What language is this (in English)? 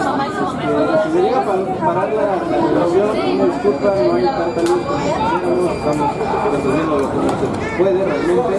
Spanish